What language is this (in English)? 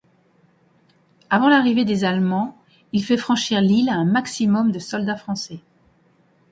French